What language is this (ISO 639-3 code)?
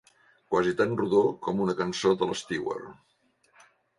cat